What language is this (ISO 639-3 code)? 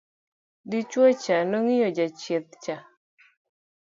luo